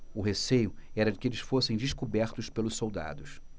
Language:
Portuguese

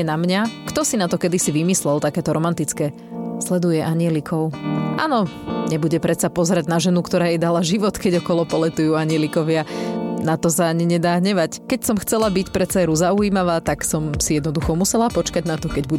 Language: Slovak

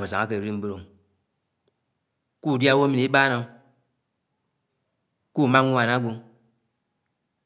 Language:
Anaang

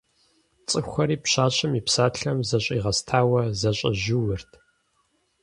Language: Kabardian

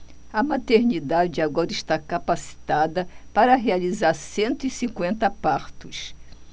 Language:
Portuguese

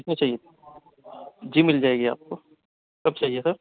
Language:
Urdu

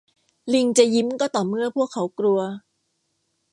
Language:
Thai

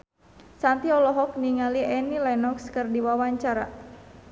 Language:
Sundanese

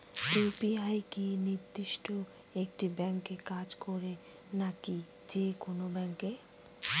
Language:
Bangla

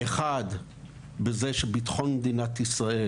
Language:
Hebrew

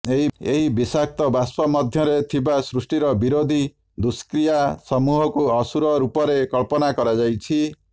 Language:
Odia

